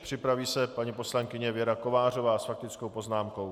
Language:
Czech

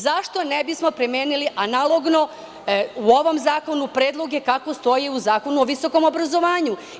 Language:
Serbian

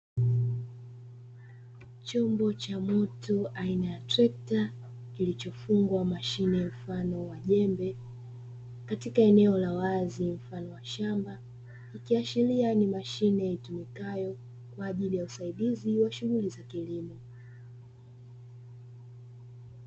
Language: Swahili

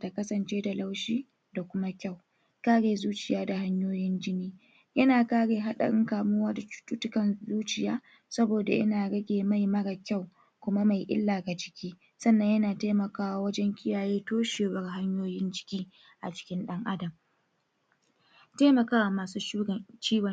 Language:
Hausa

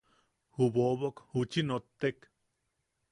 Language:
Yaqui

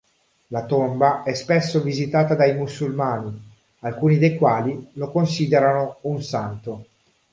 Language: Italian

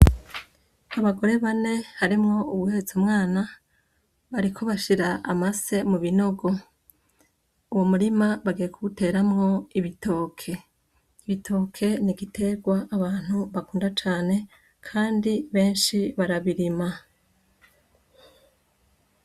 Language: Rundi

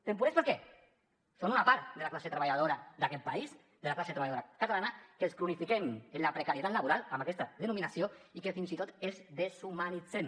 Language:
Catalan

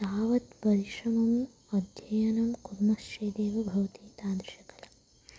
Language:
Sanskrit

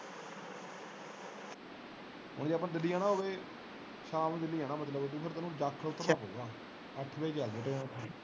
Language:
Punjabi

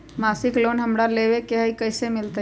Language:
Magahi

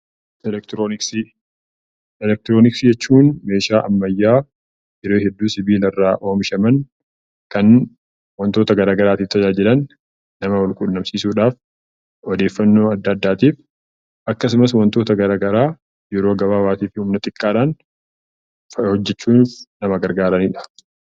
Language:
Oromo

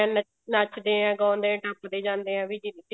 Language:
Punjabi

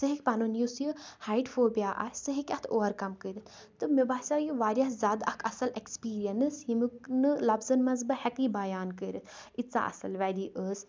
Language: Kashmiri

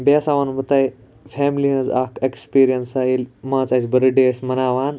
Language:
Kashmiri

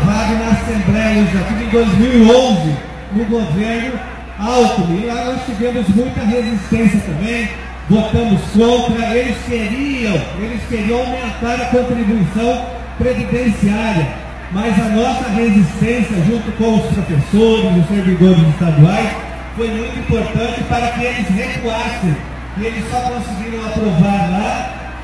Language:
Portuguese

